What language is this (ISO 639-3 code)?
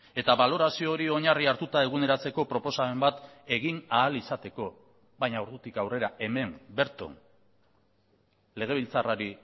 eus